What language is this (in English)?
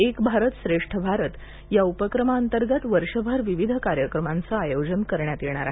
Marathi